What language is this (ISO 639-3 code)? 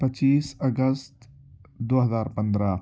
urd